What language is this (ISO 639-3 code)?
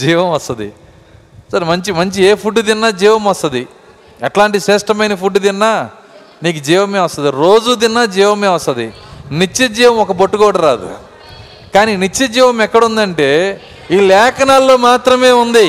tel